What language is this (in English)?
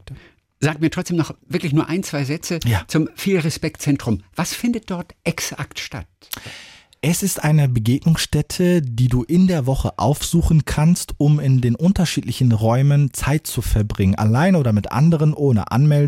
German